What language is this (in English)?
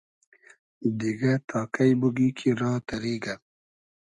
Hazaragi